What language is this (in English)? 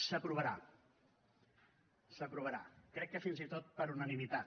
Catalan